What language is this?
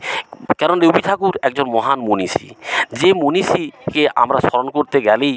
Bangla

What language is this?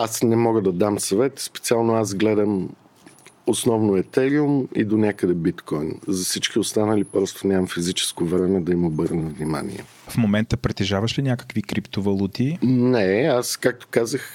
Bulgarian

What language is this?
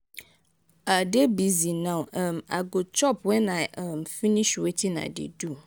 Nigerian Pidgin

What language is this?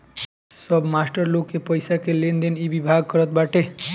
Bhojpuri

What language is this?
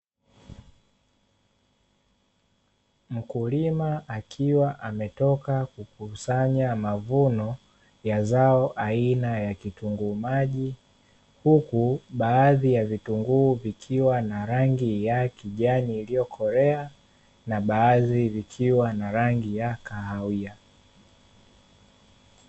Swahili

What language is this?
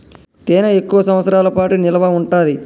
Telugu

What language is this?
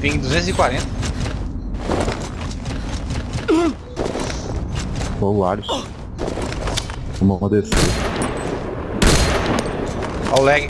Portuguese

